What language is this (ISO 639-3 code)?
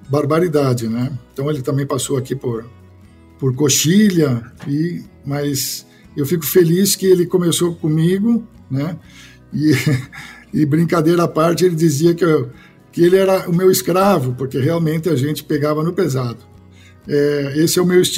por